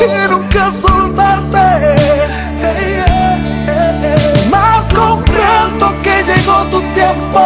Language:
Italian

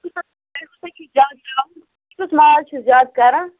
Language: Kashmiri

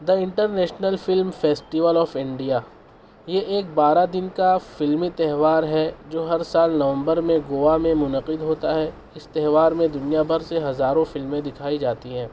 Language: Urdu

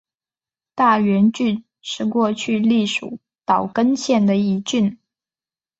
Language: Chinese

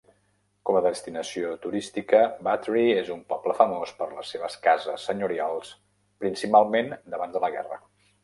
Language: Catalan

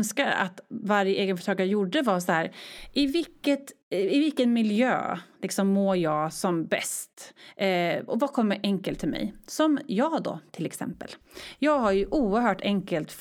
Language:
Swedish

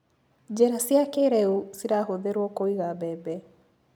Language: Kikuyu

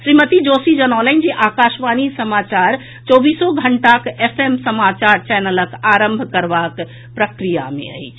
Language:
Maithili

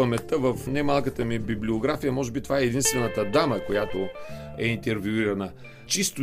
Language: Bulgarian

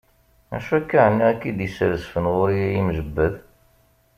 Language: Kabyle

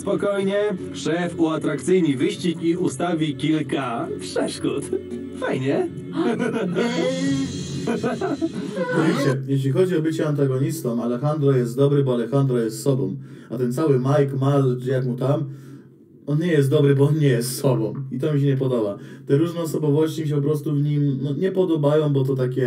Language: Polish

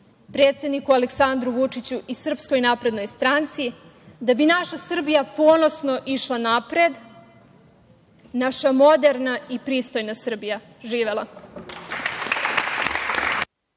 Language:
Serbian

